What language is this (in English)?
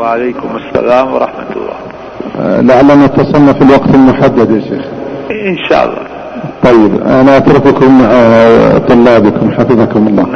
Urdu